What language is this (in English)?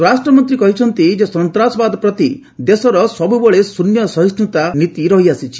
Odia